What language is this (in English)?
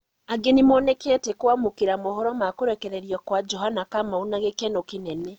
Kikuyu